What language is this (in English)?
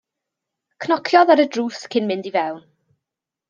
Welsh